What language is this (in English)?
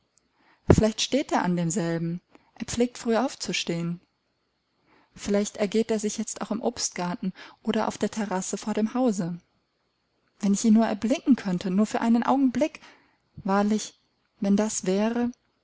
German